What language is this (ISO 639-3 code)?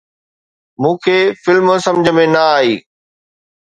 snd